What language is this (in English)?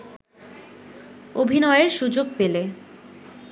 Bangla